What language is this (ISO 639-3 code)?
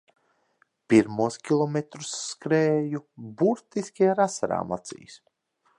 lav